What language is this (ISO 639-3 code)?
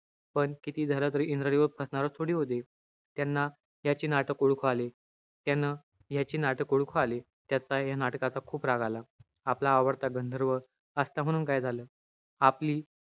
mar